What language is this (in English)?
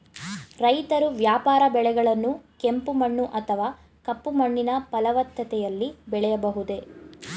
Kannada